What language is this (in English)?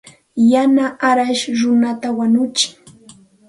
Santa Ana de Tusi Pasco Quechua